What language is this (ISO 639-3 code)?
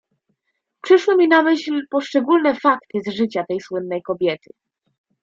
pol